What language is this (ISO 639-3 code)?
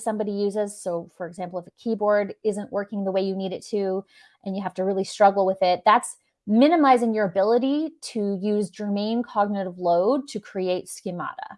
eng